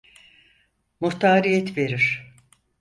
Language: Turkish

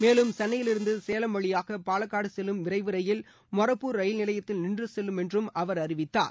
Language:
Tamil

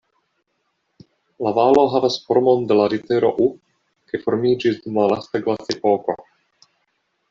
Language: Esperanto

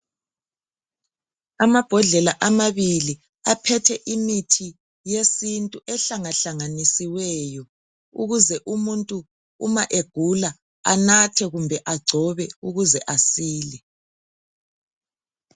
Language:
North Ndebele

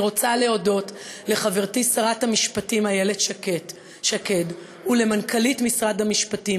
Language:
Hebrew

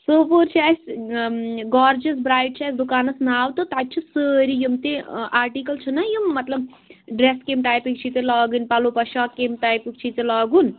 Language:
Kashmiri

